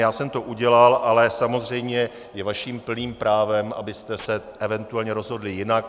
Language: Czech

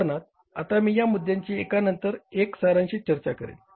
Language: Marathi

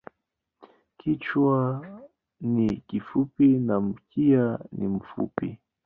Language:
Swahili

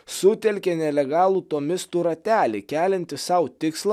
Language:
Lithuanian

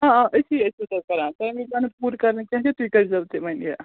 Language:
Kashmiri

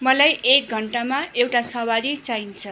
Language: Nepali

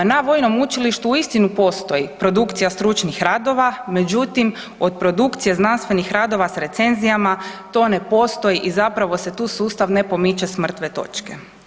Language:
Croatian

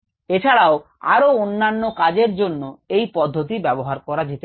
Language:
Bangla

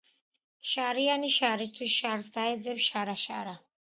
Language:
Georgian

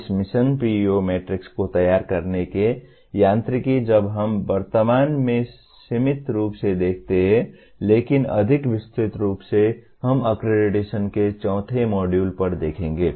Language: Hindi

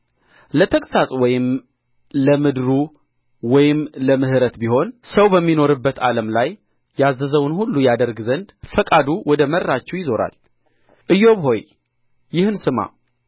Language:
Amharic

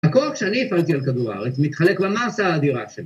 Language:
Hebrew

